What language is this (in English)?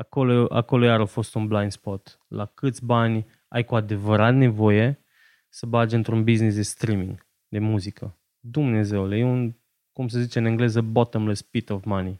Romanian